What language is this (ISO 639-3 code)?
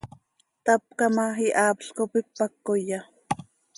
sei